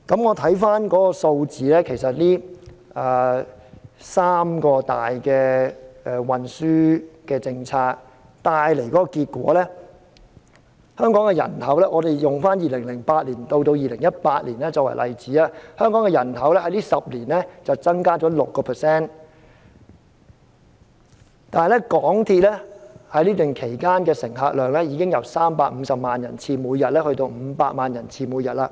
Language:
Cantonese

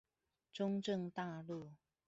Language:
Chinese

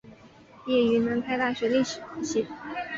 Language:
Chinese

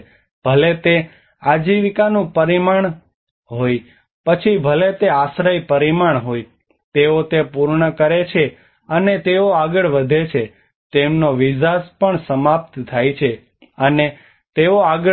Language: Gujarati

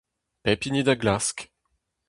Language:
Breton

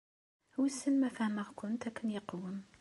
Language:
Kabyle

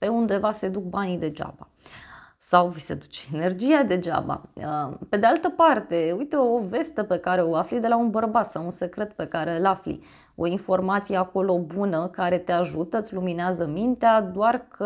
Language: Romanian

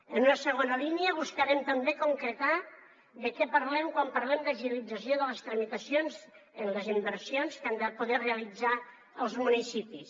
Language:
Catalan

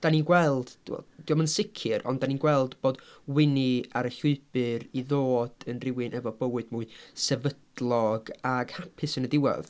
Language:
Welsh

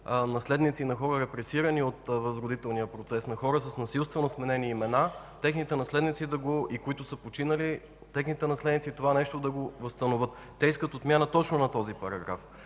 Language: Bulgarian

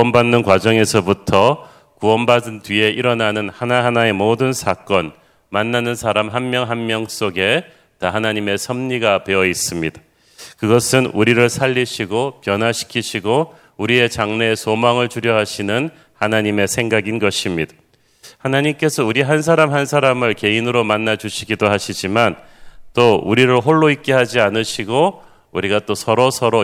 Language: Korean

